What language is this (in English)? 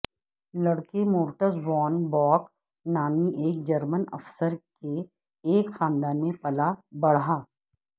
Urdu